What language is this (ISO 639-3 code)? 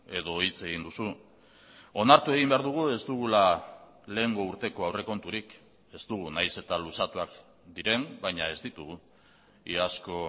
eus